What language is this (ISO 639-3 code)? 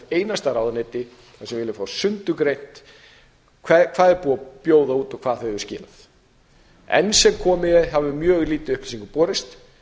isl